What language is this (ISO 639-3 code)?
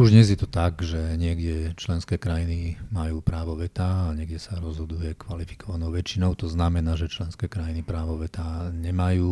slk